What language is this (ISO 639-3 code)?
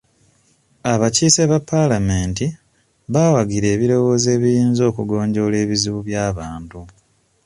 lug